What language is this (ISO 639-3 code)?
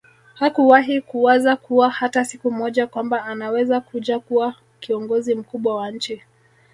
swa